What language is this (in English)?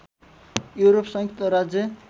Nepali